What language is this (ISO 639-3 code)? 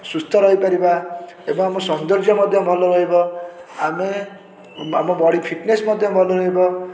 ori